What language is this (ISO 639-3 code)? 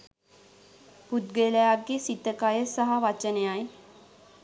sin